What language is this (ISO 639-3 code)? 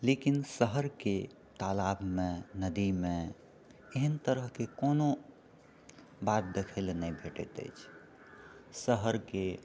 mai